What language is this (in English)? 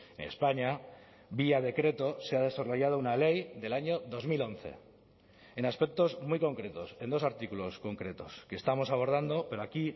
Spanish